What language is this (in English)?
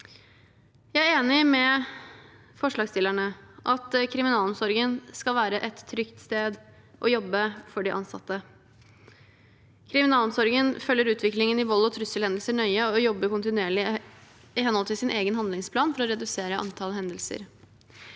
Norwegian